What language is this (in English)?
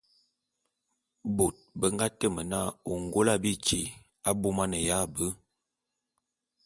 Bulu